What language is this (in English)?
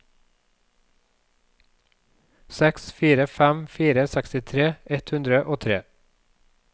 Norwegian